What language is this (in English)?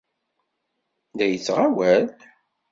Kabyle